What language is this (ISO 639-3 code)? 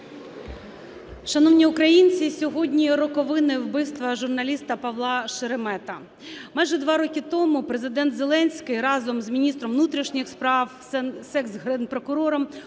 ukr